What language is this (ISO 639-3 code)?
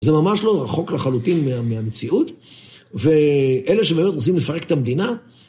heb